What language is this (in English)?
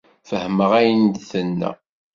Kabyle